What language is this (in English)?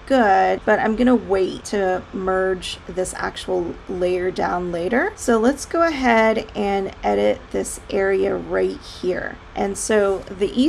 English